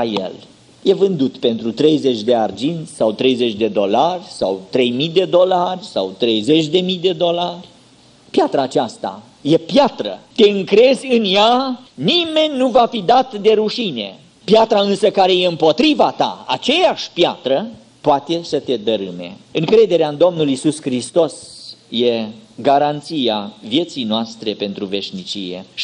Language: Romanian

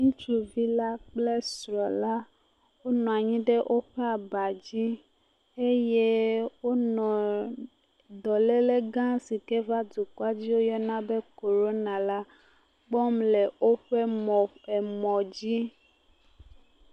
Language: Ewe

